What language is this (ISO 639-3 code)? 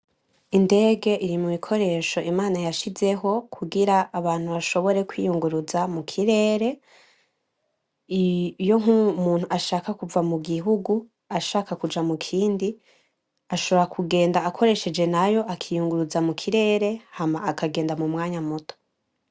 run